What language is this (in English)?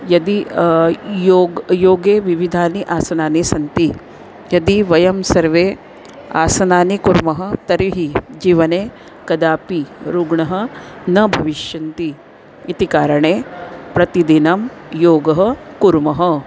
Sanskrit